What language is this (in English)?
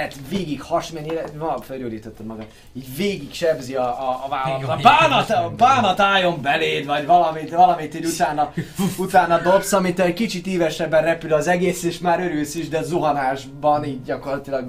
Hungarian